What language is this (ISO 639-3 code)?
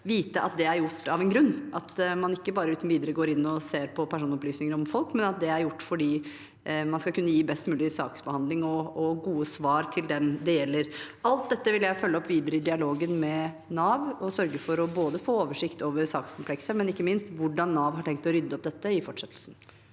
nor